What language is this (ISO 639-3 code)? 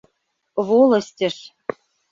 chm